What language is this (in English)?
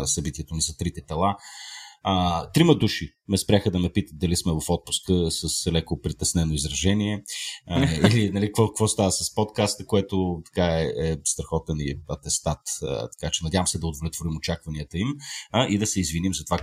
Bulgarian